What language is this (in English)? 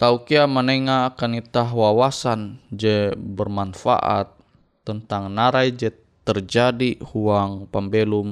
Indonesian